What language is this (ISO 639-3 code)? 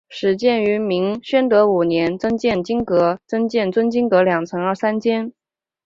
zho